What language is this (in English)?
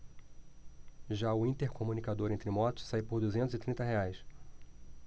Portuguese